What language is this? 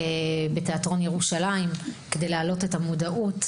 Hebrew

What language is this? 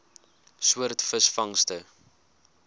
Afrikaans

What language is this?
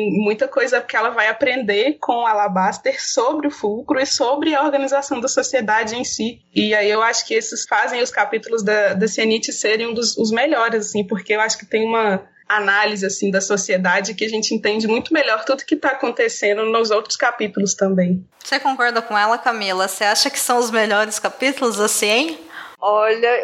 Portuguese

